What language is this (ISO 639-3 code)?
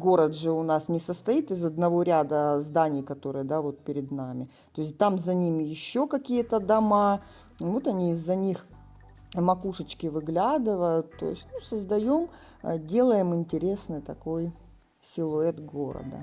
rus